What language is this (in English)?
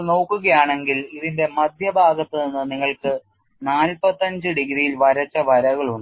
Malayalam